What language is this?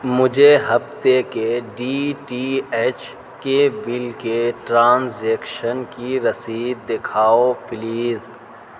Urdu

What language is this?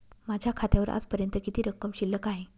Marathi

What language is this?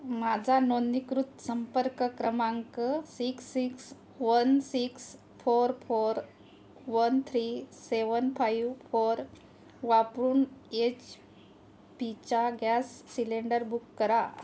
Marathi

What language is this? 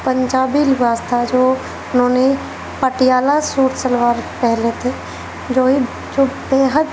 Urdu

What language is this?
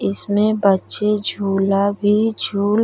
Bhojpuri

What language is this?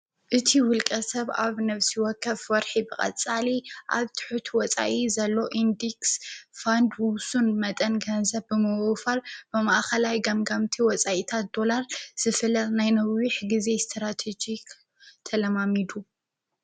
Tigrinya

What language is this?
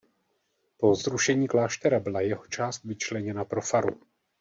Czech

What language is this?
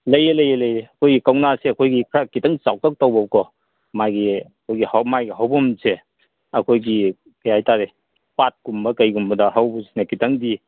Manipuri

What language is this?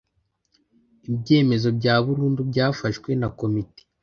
Kinyarwanda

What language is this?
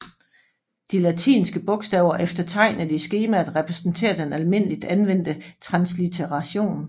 Danish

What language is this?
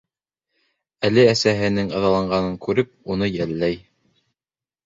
Bashkir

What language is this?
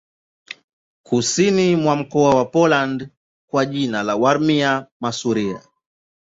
Swahili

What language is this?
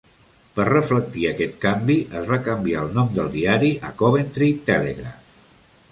Catalan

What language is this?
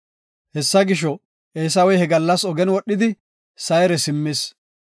Gofa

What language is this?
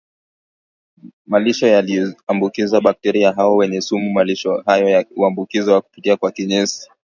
Swahili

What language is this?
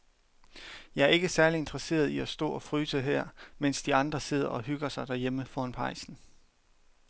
Danish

